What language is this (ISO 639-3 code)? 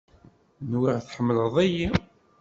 kab